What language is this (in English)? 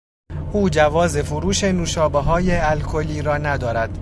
Persian